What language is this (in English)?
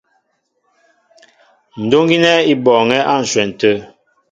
Mbo (Cameroon)